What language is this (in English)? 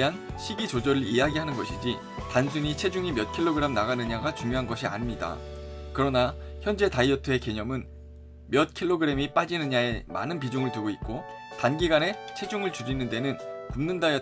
Korean